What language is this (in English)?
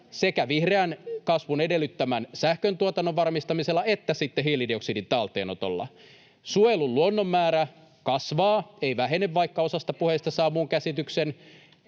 Finnish